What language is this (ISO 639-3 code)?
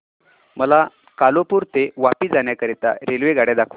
mar